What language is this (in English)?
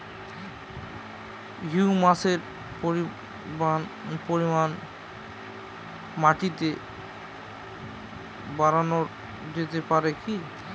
Bangla